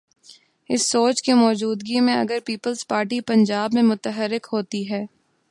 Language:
Urdu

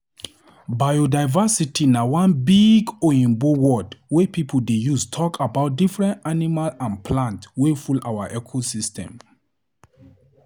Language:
Nigerian Pidgin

